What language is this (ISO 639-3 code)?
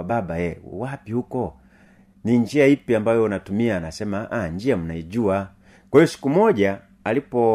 swa